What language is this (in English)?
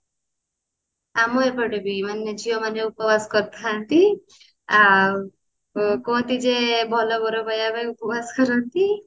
Odia